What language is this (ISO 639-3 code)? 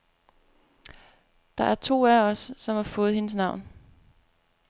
dan